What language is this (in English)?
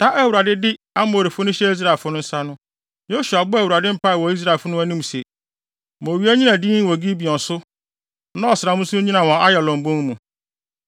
Akan